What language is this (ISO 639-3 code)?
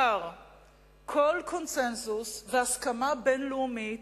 heb